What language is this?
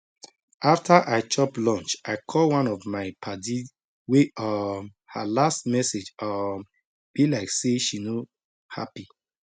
Nigerian Pidgin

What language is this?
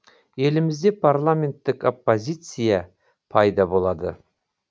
Kazakh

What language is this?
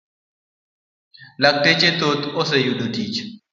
Luo (Kenya and Tanzania)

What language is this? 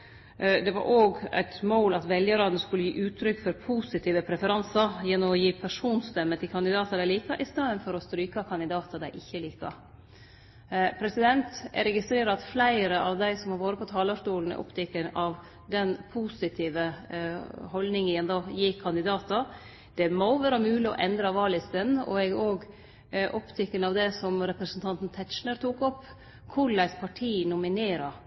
Norwegian Nynorsk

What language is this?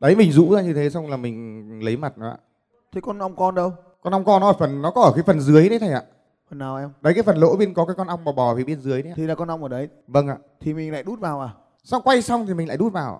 Vietnamese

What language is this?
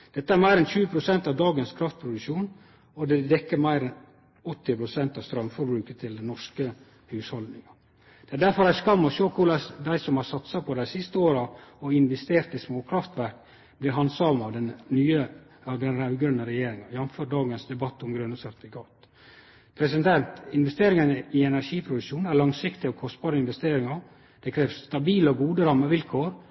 Norwegian Nynorsk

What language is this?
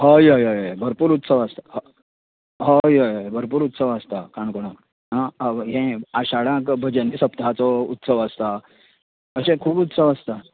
Konkani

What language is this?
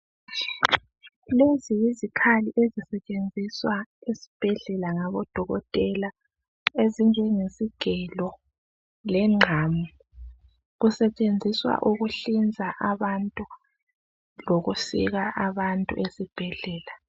North Ndebele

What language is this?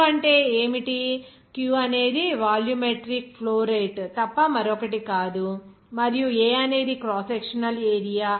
Telugu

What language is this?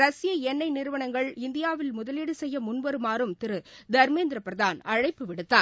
Tamil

